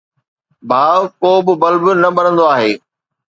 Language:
Sindhi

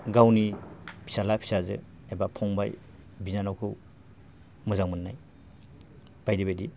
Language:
Bodo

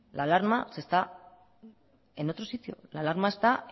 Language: Spanish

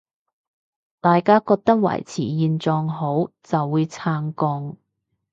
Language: Cantonese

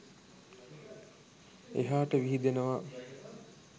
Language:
Sinhala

